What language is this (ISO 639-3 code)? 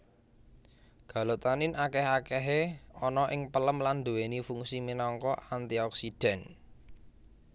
jav